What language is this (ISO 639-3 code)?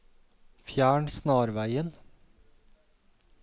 nor